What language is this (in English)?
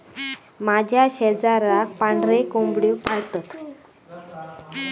Marathi